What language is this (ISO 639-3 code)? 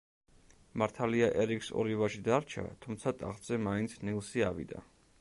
kat